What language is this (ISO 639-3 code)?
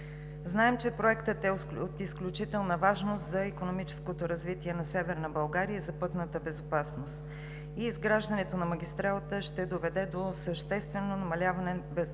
bul